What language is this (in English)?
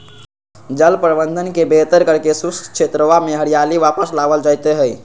Magahi